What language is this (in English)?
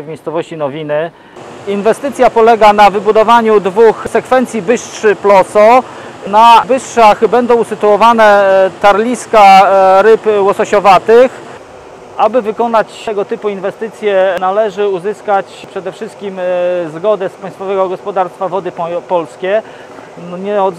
Polish